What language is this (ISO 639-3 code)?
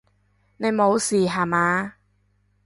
yue